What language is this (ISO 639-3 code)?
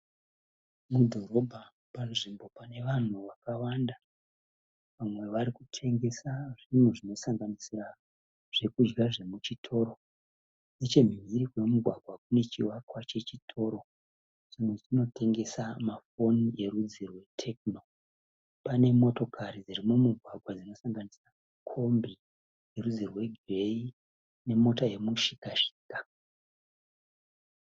sna